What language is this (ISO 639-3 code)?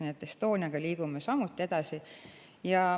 est